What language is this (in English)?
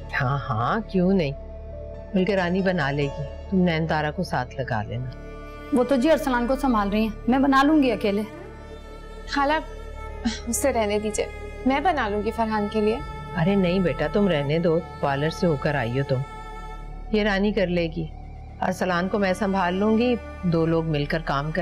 Hindi